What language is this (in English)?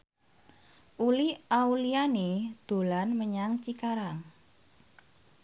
Javanese